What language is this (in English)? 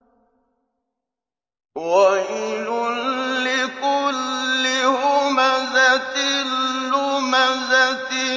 Arabic